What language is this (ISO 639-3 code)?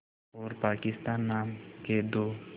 hin